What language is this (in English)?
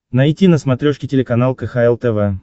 Russian